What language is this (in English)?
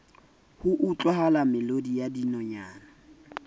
Southern Sotho